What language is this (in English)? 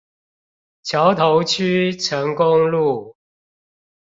Chinese